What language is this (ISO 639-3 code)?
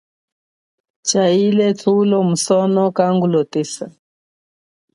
cjk